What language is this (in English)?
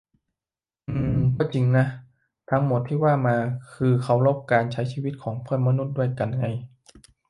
Thai